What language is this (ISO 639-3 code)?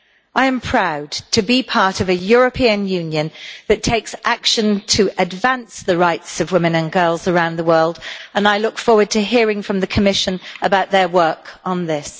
eng